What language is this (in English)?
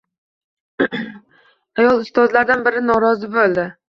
Uzbek